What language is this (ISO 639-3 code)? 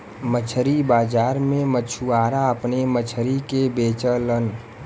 bho